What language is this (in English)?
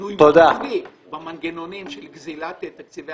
Hebrew